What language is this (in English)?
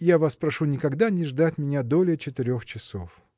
Russian